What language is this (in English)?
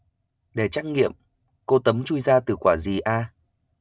Vietnamese